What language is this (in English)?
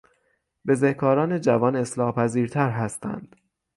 Persian